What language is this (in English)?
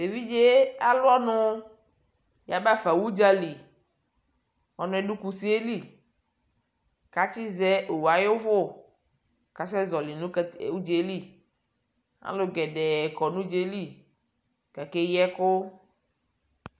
Ikposo